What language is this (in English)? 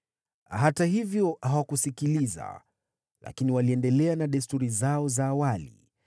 Swahili